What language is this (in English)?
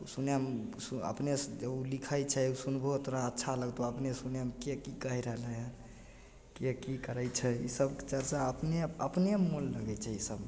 Maithili